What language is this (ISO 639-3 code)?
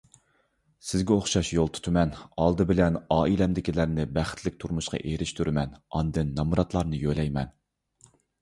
uig